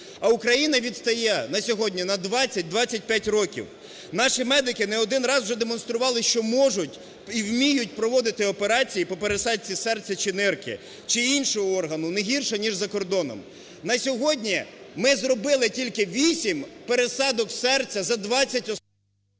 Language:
Ukrainian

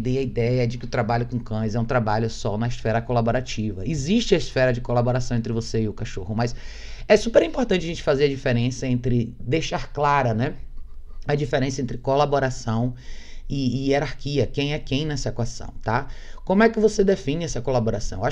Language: Portuguese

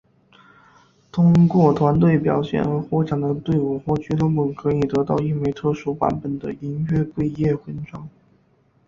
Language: Chinese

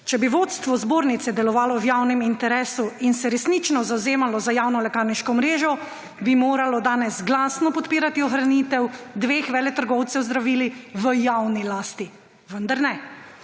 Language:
Slovenian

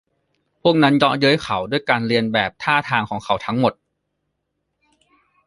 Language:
Thai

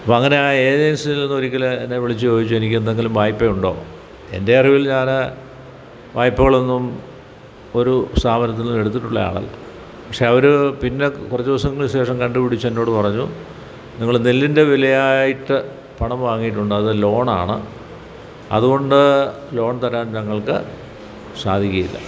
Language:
Malayalam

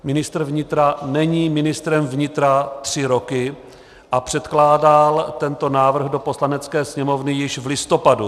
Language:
Czech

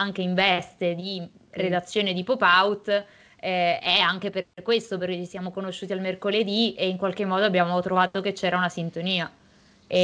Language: Italian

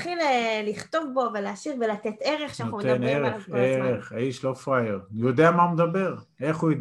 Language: Hebrew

